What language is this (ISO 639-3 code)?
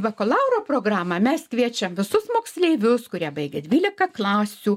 lit